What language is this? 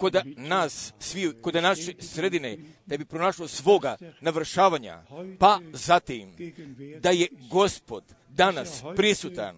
Croatian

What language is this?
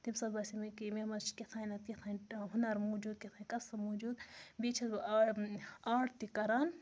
Kashmiri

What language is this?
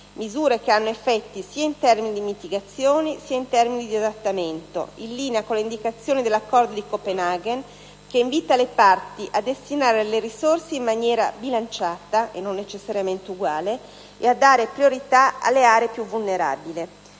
Italian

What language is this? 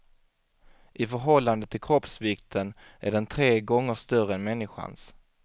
Swedish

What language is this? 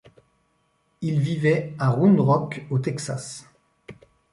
French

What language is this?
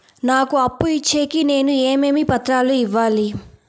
Telugu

